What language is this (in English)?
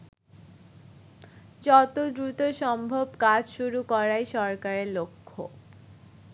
Bangla